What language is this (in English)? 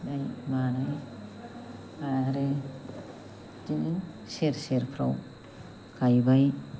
Bodo